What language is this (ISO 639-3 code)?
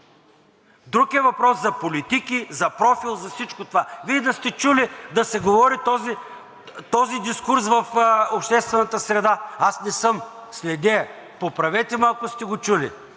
bul